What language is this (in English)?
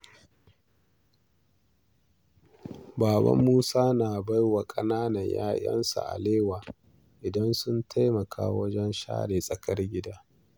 Hausa